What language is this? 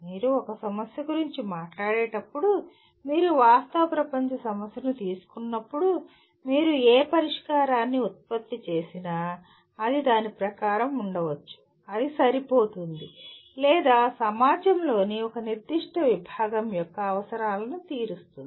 Telugu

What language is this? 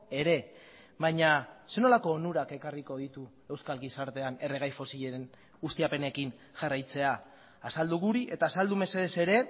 Basque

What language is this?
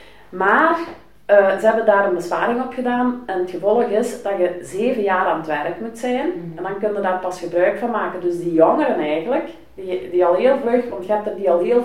Dutch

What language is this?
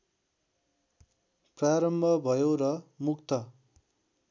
Nepali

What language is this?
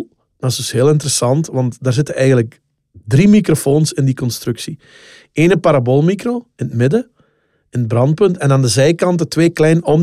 Dutch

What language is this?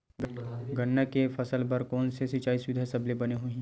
Chhattisgarhi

